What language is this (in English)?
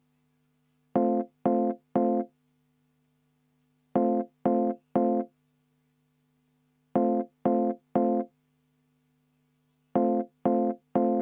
Estonian